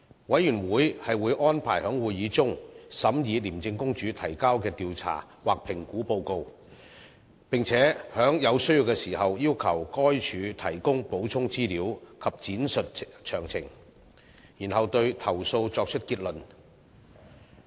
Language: Cantonese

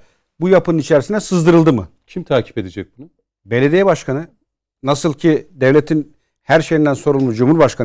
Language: Turkish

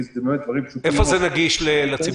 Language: Hebrew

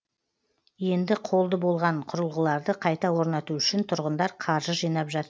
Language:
Kazakh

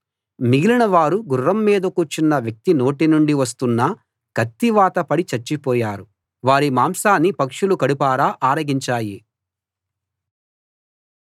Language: Telugu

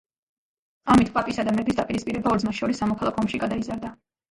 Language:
Georgian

